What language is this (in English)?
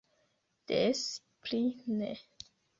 Esperanto